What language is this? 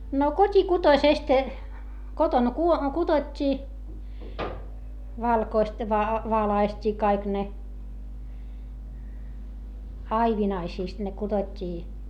Finnish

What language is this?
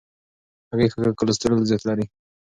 Pashto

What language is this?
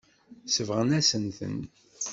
Kabyle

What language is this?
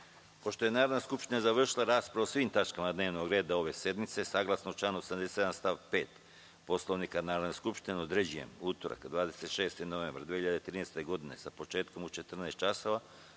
Serbian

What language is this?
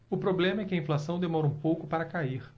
Portuguese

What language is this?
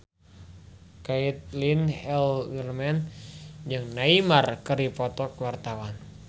Sundanese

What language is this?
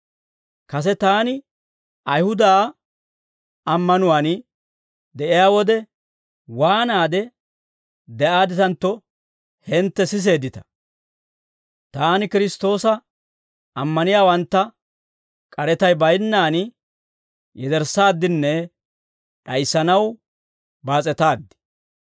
Dawro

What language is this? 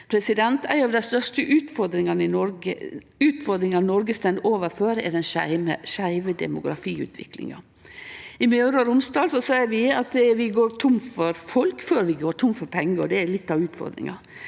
Norwegian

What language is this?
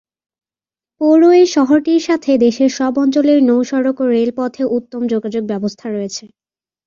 Bangla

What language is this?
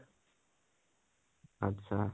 Assamese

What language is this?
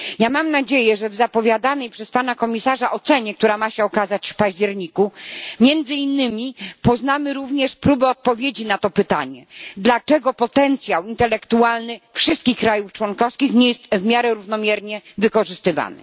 Polish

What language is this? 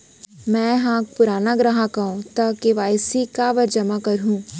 Chhattisgarhi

